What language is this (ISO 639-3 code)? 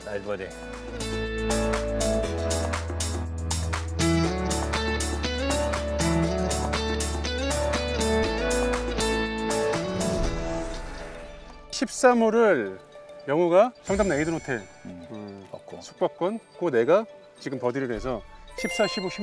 kor